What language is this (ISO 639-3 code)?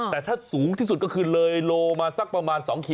tha